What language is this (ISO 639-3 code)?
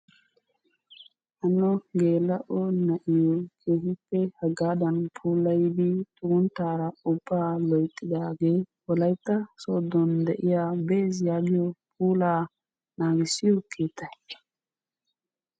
wal